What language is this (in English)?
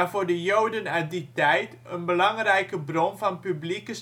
Dutch